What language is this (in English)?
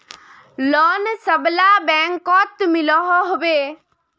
Magahi